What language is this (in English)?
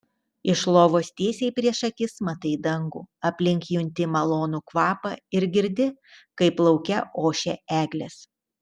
Lithuanian